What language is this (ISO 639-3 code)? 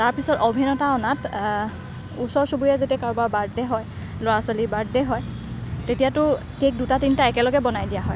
asm